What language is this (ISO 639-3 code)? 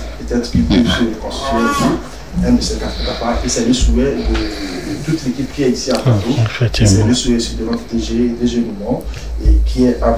fra